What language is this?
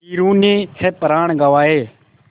Hindi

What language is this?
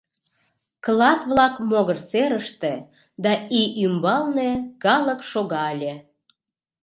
Mari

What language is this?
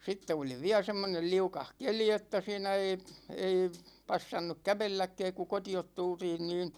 Finnish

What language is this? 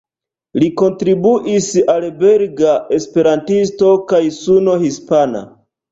Esperanto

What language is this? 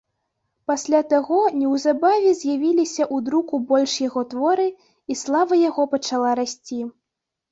Belarusian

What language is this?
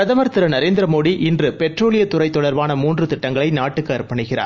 Tamil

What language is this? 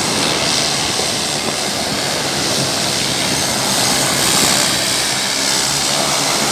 Russian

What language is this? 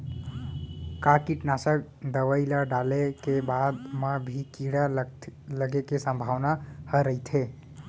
Chhattisgarhi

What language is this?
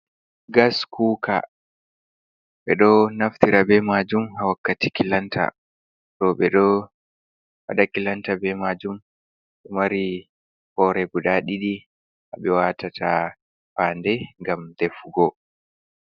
Fula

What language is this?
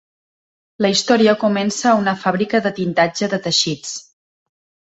Catalan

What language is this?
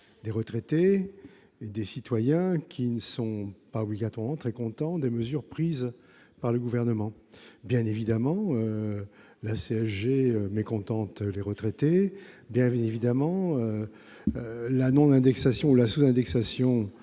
French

